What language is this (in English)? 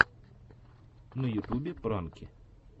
Russian